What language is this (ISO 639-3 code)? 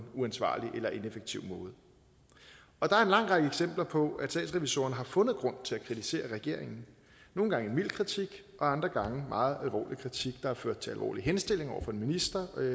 dan